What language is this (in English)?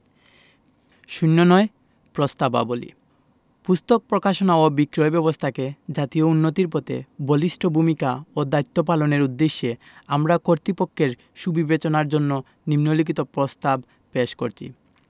Bangla